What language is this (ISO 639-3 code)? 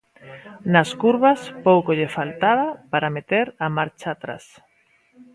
glg